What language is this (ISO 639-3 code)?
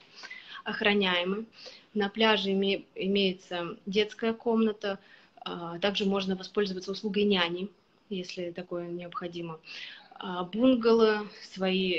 rus